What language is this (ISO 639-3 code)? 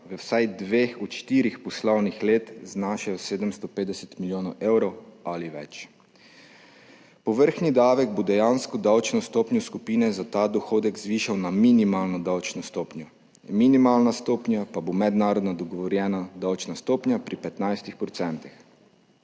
slv